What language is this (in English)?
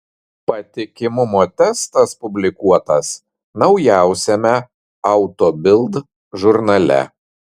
Lithuanian